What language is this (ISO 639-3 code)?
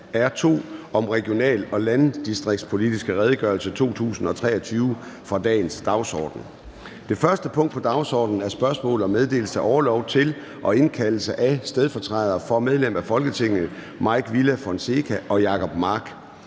dan